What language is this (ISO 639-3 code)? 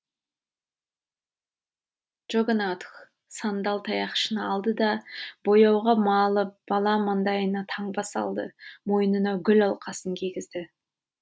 kaz